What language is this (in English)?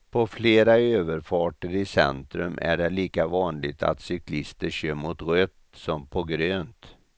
Swedish